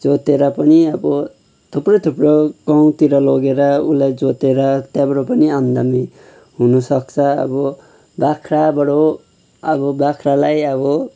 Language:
Nepali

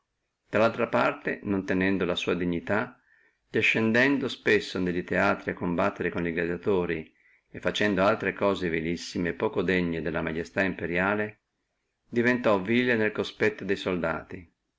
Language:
Italian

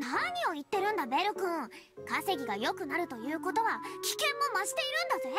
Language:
Japanese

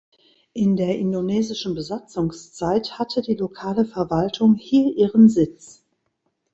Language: German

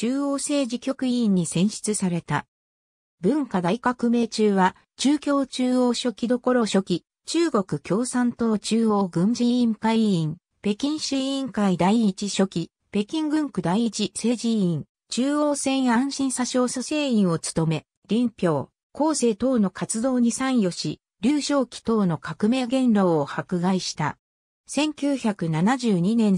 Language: Japanese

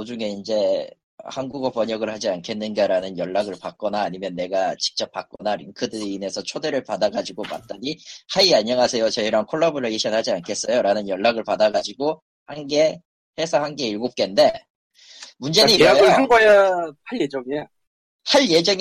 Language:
Korean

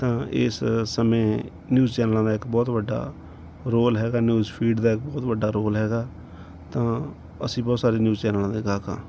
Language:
Punjabi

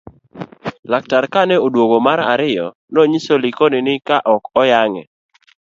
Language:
Luo (Kenya and Tanzania)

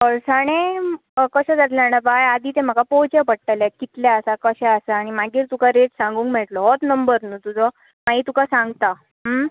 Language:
Konkani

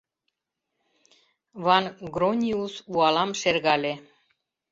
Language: Mari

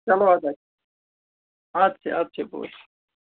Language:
Kashmiri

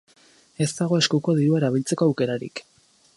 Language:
Basque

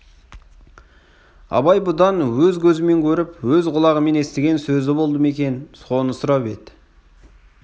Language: Kazakh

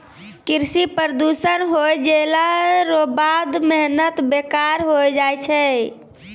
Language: Maithili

